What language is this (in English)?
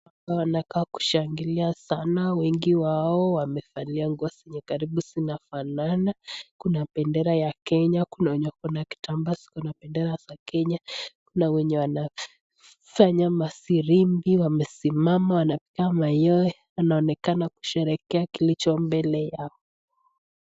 Swahili